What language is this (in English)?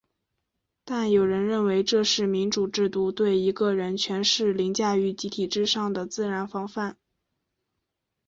Chinese